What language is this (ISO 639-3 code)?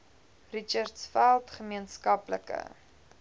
afr